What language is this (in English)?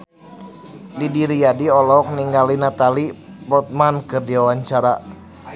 Sundanese